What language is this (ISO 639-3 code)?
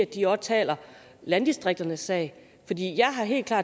dan